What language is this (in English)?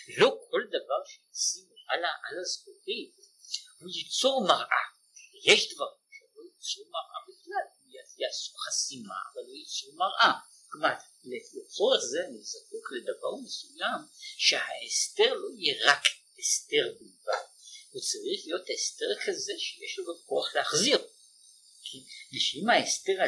Hebrew